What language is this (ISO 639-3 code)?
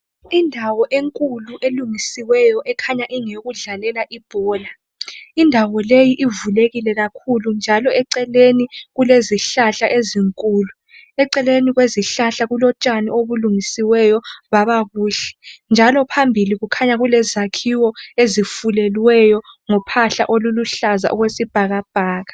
nde